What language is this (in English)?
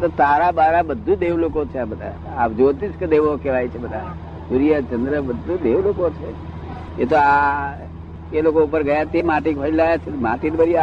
Gujarati